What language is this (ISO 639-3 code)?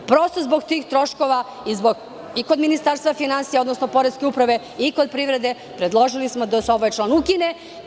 srp